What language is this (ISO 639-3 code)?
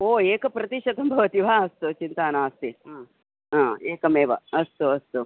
san